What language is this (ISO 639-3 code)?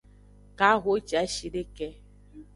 ajg